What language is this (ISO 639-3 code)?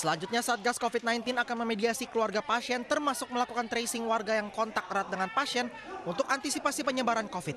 ind